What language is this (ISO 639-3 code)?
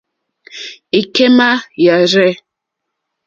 bri